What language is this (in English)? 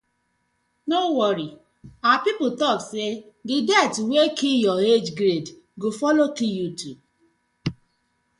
Nigerian Pidgin